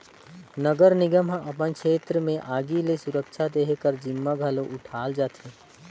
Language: Chhattisgarhi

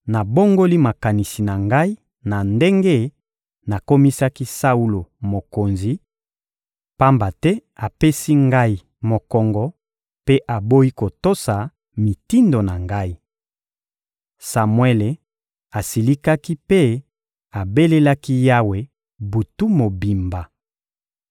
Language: Lingala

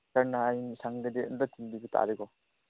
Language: Manipuri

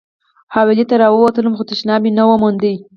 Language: Pashto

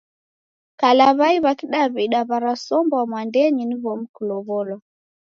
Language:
Taita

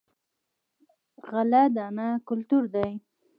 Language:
Pashto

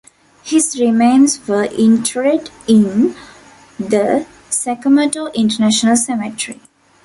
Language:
English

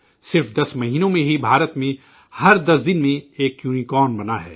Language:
Urdu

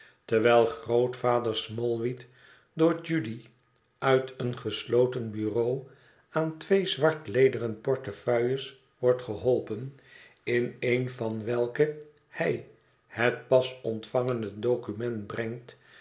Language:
Dutch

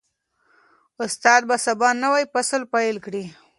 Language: Pashto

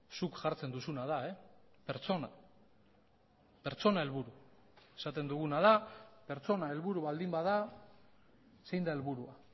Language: Basque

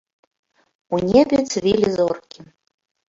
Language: Belarusian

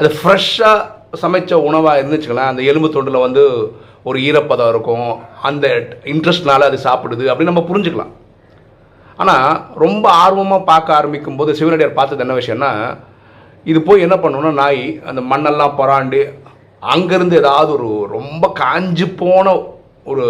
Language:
Tamil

